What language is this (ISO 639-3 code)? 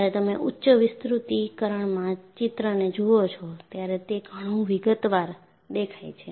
guj